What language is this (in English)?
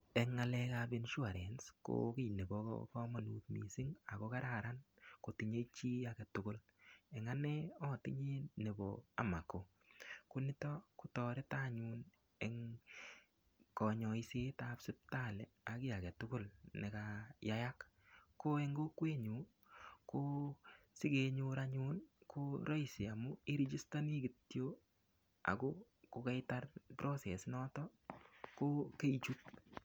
Kalenjin